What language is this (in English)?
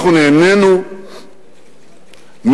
Hebrew